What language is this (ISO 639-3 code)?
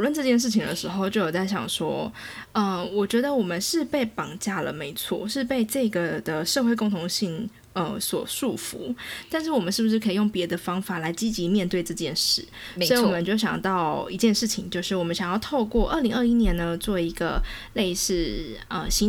zho